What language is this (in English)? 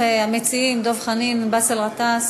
Hebrew